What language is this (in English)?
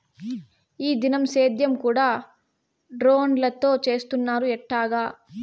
Telugu